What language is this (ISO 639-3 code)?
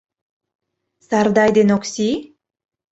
chm